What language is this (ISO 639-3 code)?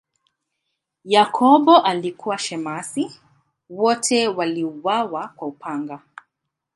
swa